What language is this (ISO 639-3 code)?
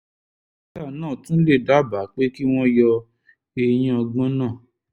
yor